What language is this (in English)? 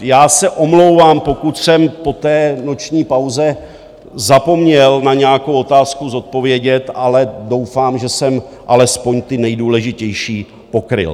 Czech